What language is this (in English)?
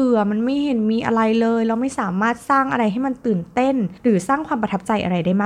Thai